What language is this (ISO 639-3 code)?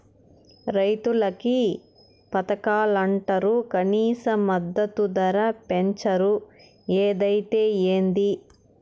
tel